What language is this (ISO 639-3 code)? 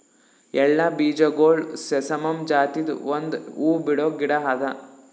kan